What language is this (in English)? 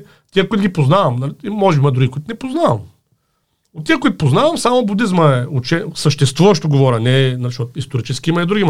Bulgarian